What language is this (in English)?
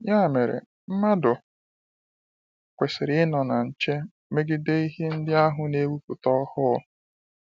Igbo